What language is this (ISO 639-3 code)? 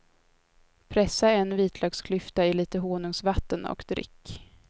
swe